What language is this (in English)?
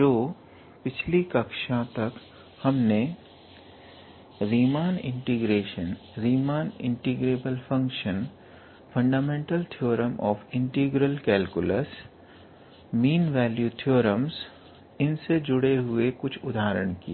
Hindi